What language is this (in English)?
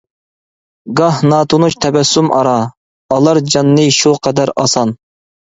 Uyghur